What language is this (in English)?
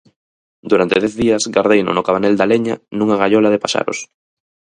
Galician